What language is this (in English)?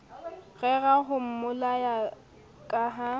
Southern Sotho